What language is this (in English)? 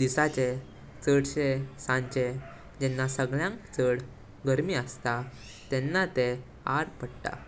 Konkani